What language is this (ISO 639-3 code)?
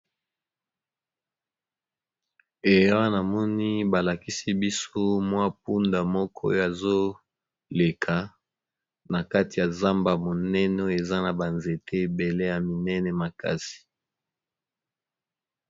lin